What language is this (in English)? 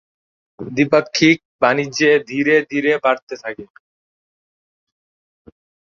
Bangla